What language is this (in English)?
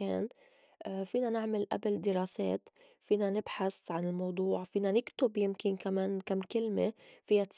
North Levantine Arabic